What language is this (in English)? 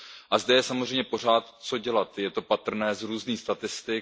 Czech